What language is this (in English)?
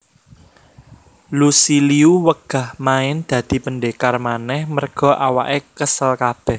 Javanese